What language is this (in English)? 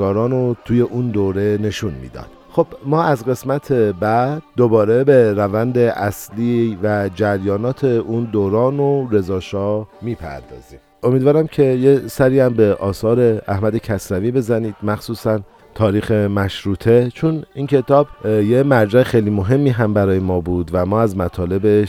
Persian